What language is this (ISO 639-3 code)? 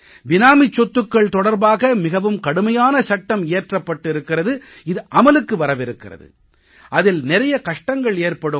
tam